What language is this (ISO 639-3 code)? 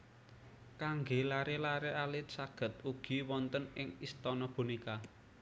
jav